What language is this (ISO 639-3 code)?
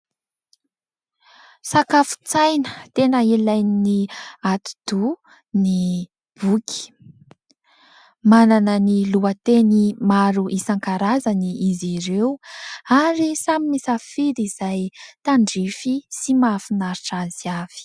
mlg